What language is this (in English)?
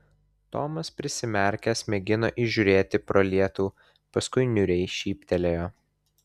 Lithuanian